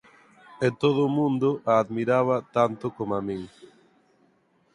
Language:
Galician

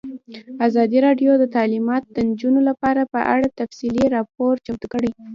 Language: Pashto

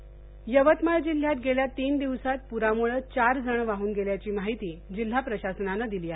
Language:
Marathi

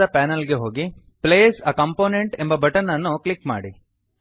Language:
Kannada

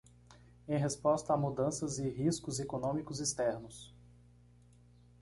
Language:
Portuguese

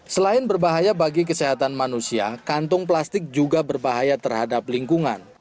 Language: Indonesian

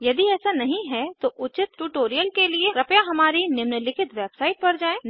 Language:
Hindi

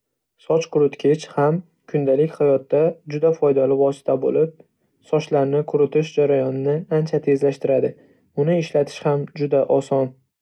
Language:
Uzbek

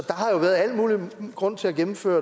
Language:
Danish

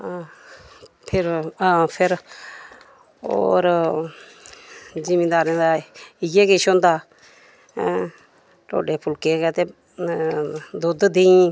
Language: Dogri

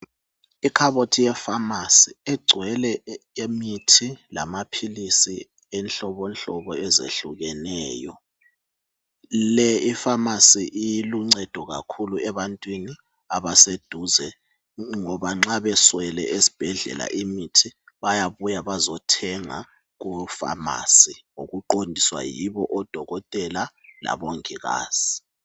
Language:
North Ndebele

